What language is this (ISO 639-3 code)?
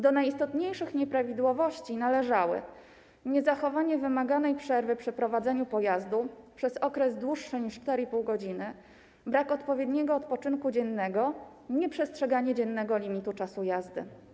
pol